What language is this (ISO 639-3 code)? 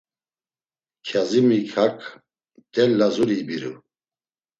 lzz